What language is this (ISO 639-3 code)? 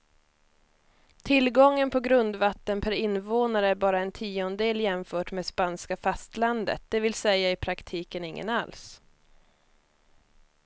swe